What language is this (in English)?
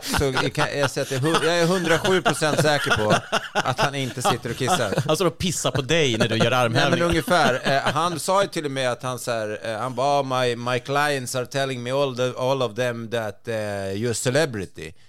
Swedish